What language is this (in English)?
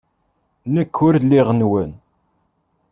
Kabyle